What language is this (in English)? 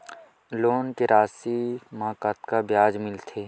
Chhattisgarhi